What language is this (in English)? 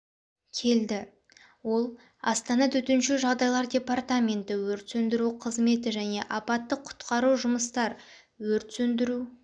Kazakh